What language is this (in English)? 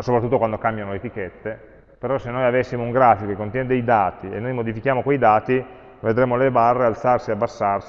Italian